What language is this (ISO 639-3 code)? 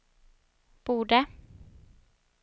swe